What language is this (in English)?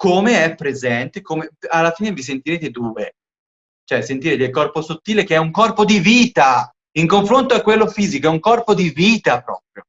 Italian